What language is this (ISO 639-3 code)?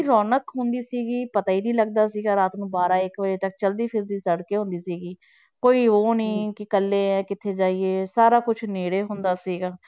pan